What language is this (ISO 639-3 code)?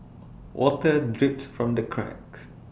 eng